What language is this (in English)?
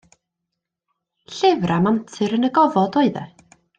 Welsh